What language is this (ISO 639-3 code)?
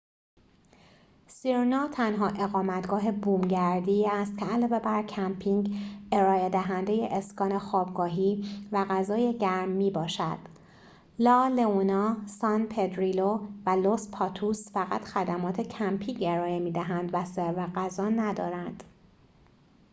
fas